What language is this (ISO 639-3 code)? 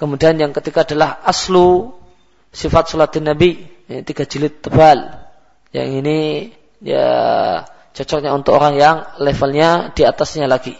msa